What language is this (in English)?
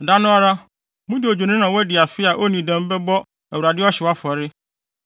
Akan